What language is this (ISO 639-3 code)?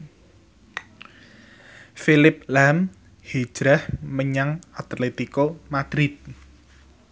jav